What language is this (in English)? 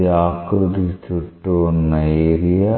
Telugu